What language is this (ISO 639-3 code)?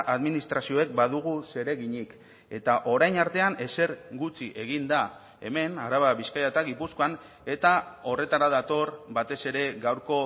eus